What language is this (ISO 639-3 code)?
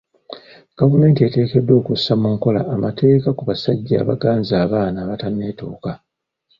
lug